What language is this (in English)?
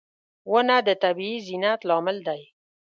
Pashto